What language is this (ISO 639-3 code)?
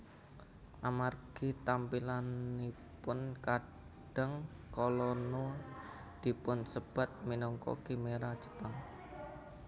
jav